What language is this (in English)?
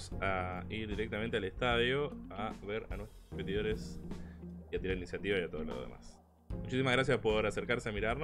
Spanish